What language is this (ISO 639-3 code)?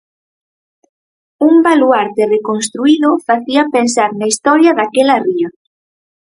glg